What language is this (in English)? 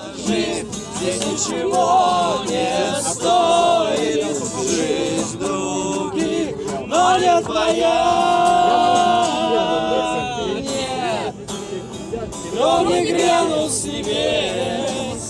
Russian